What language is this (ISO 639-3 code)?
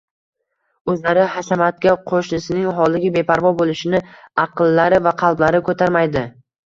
uzb